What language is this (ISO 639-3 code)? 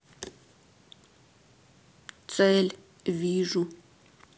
rus